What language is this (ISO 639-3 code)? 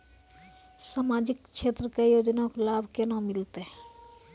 mai